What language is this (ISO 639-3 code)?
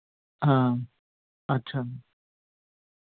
doi